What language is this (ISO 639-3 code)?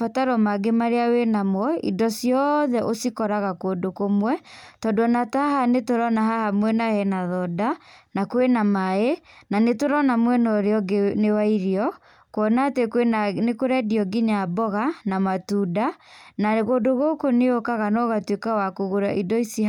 kik